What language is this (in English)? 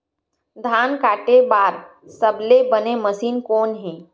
Chhattisgarhi